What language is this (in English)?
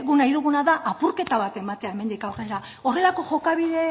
Basque